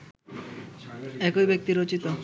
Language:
Bangla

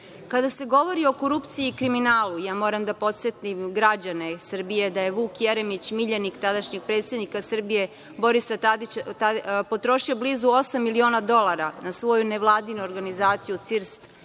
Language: Serbian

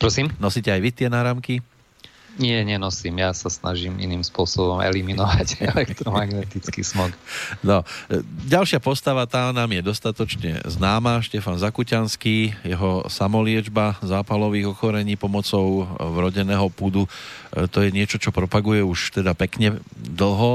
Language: Slovak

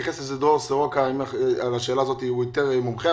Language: Hebrew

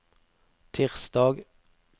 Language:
Norwegian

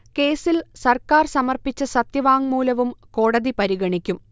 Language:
Malayalam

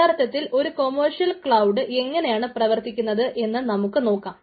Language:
Malayalam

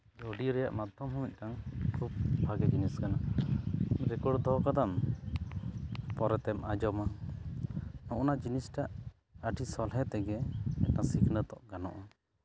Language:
Santali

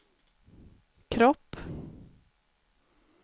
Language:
Swedish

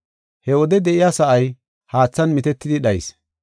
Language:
Gofa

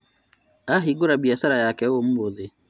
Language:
Kikuyu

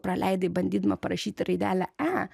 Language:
Lithuanian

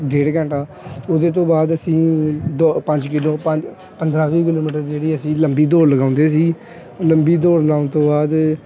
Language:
Punjabi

